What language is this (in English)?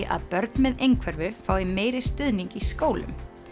Icelandic